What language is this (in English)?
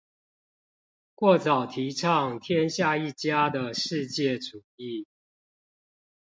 Chinese